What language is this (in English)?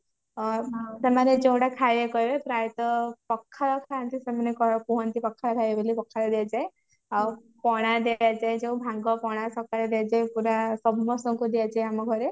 Odia